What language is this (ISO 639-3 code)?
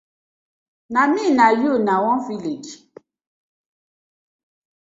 pcm